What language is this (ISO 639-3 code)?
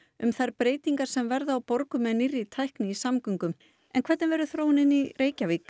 isl